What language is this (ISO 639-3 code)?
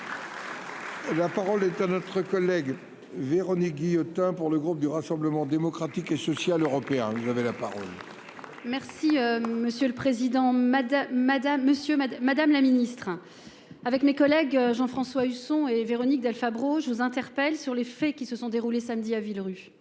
fra